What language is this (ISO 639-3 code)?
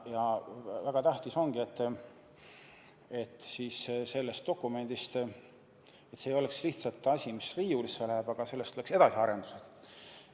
est